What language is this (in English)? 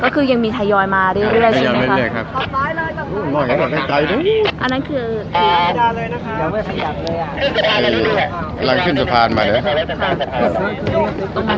Thai